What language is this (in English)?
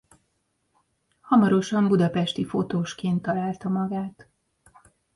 Hungarian